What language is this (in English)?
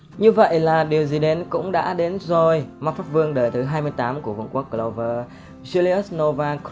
Vietnamese